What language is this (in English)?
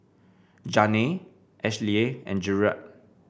English